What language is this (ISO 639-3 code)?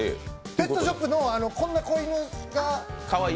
jpn